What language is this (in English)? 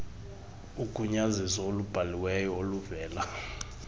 Xhosa